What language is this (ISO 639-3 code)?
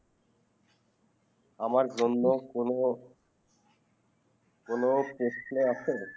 ben